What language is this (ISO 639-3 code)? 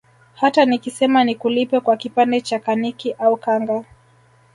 swa